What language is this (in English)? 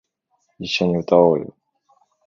Japanese